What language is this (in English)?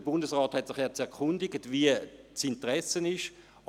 Swiss German